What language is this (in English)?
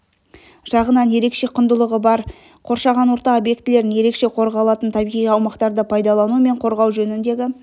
Kazakh